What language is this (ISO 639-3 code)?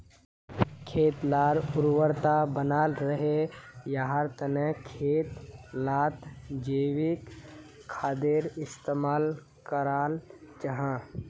mag